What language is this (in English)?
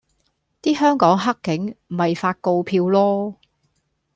Cantonese